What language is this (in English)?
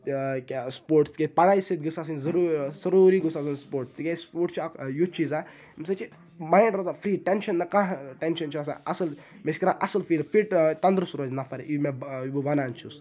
Kashmiri